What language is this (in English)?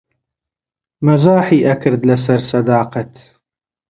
Central Kurdish